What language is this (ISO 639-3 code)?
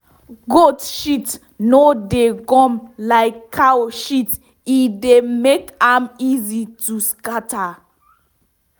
pcm